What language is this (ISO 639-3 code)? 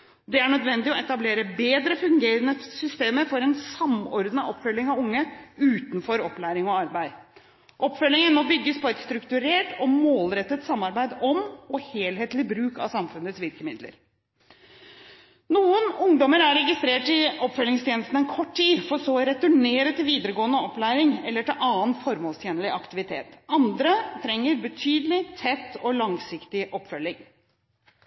nob